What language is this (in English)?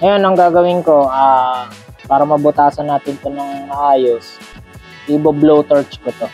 Filipino